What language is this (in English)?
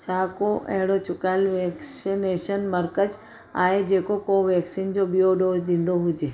Sindhi